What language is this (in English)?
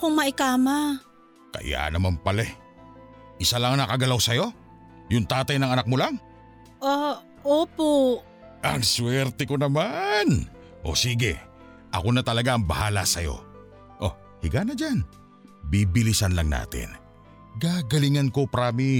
Filipino